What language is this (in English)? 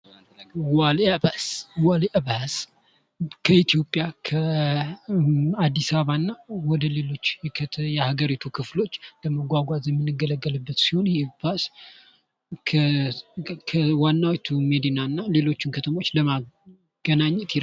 Amharic